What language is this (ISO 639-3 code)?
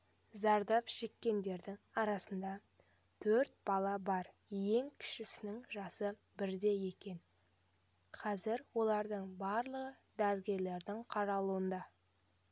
kaz